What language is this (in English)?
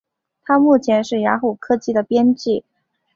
Chinese